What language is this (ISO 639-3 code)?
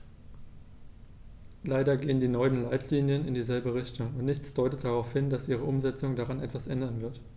deu